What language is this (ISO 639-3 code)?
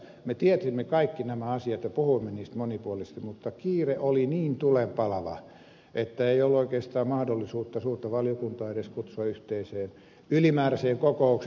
fin